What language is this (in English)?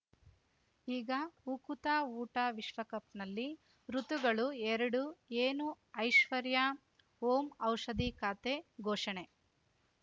Kannada